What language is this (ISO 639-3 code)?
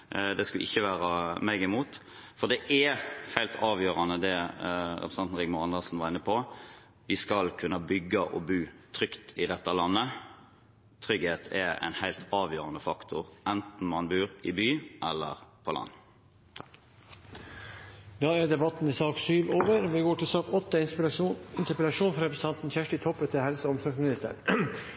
nor